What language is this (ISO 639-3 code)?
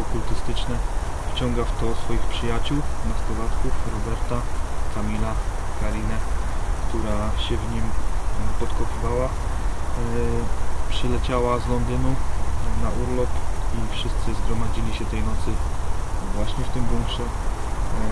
pol